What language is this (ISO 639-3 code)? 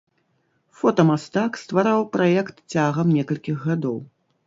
bel